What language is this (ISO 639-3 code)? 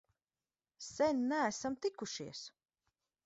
lav